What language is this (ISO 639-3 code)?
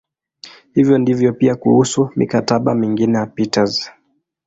swa